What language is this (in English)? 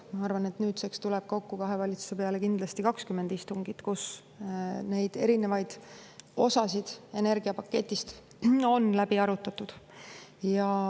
Estonian